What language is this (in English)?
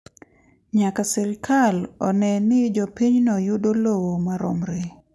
Luo (Kenya and Tanzania)